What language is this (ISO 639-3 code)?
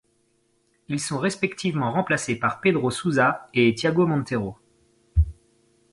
fra